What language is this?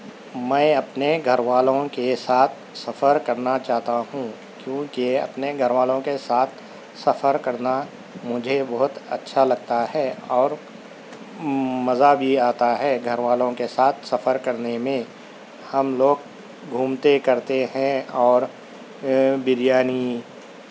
Urdu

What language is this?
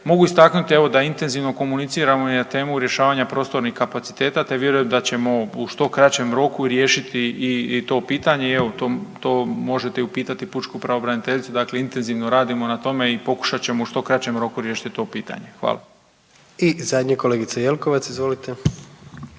Croatian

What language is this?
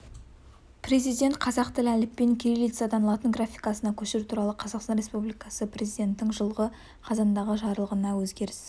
Kazakh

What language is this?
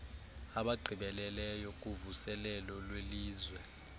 Xhosa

